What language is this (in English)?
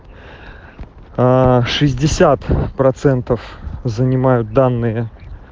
Russian